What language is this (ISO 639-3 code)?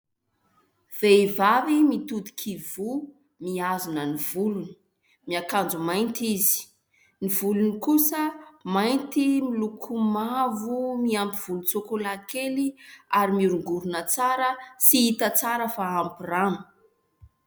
mlg